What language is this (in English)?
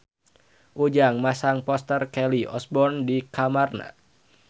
Sundanese